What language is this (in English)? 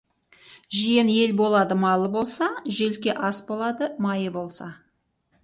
Kazakh